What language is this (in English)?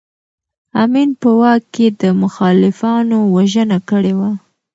Pashto